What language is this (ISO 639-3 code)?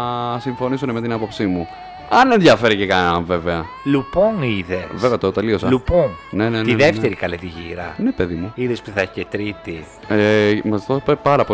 ell